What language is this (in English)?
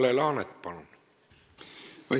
Estonian